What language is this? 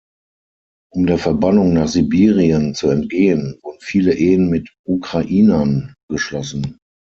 German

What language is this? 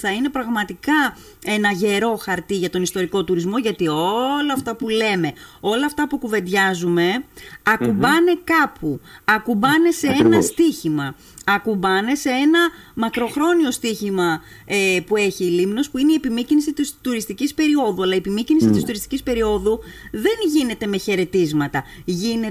Greek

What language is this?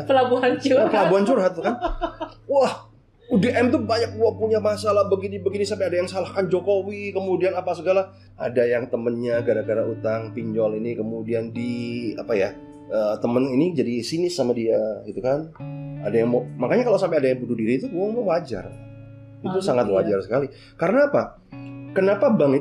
Indonesian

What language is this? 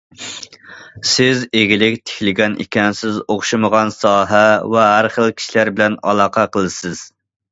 Uyghur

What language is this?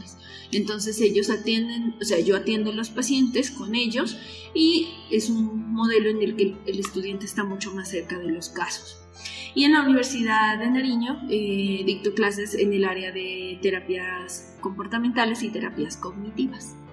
Spanish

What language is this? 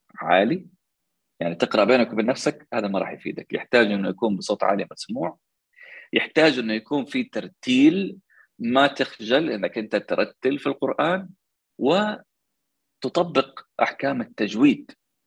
Arabic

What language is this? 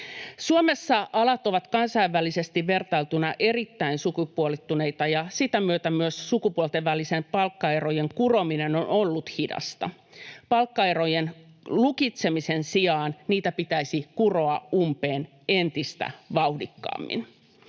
Finnish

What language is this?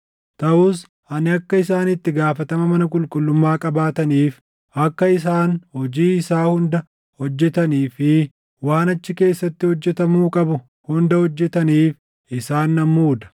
Oromo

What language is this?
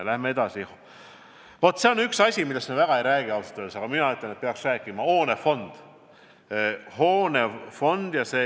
Estonian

